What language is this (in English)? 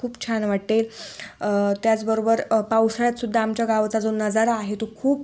Marathi